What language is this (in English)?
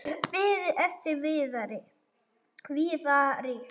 Icelandic